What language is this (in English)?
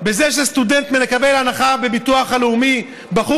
Hebrew